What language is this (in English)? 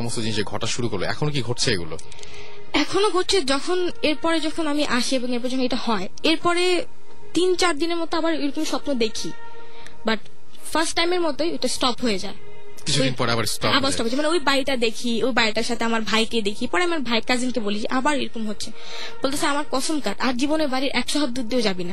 Bangla